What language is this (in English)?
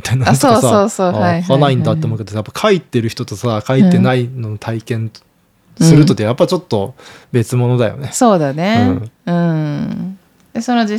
Japanese